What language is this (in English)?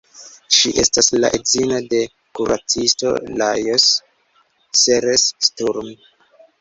Esperanto